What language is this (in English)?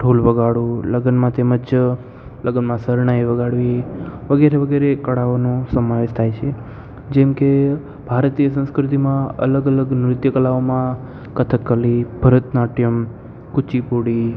Gujarati